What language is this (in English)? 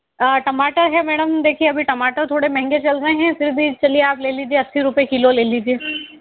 Hindi